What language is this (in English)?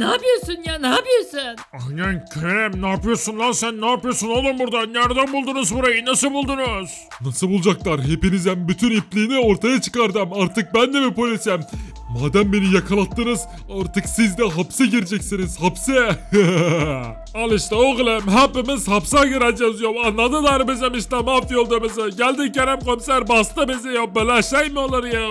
Turkish